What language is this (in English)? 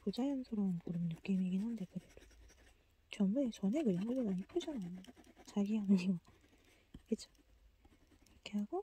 Korean